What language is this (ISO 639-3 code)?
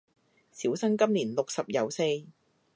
yue